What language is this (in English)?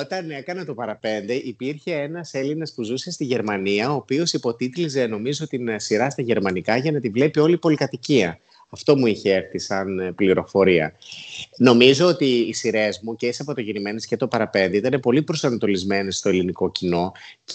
Greek